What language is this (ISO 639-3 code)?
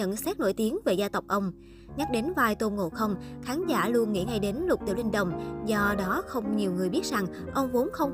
vie